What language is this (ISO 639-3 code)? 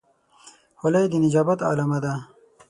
pus